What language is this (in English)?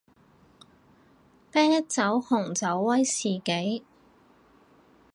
Cantonese